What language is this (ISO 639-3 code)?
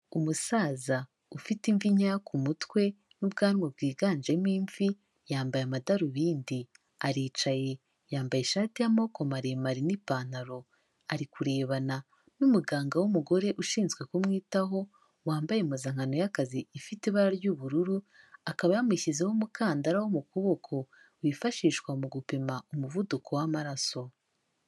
kin